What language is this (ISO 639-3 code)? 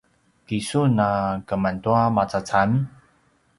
pwn